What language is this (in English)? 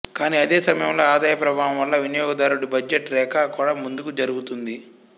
Telugu